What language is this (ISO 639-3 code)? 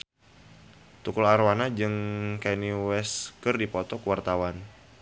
sun